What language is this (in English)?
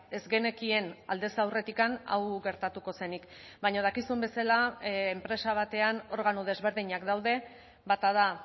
Basque